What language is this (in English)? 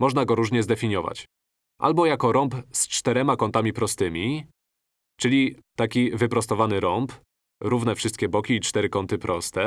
Polish